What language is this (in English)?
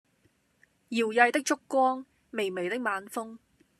Cantonese